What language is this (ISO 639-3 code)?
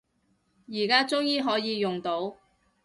yue